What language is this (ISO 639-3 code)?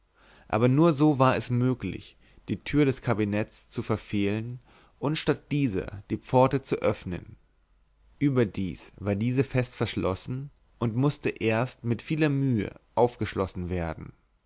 deu